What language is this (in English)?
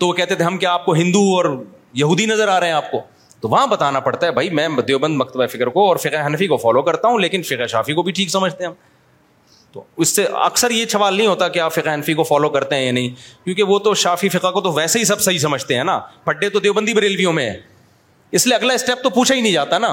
Urdu